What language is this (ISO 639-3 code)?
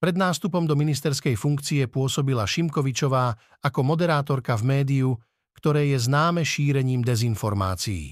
slk